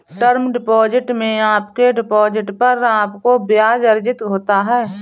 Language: Hindi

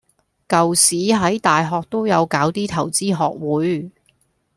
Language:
Cantonese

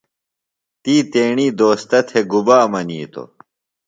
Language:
Phalura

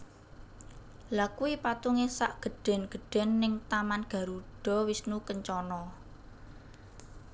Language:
Javanese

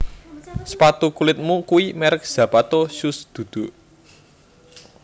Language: Javanese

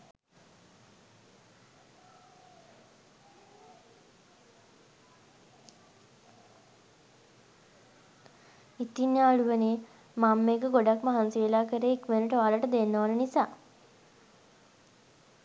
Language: Sinhala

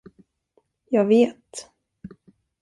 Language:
Swedish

